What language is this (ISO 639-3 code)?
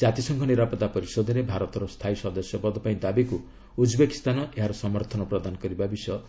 ori